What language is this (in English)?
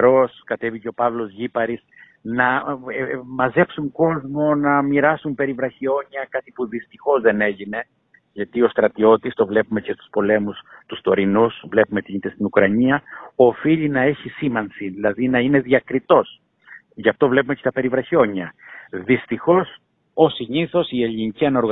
Greek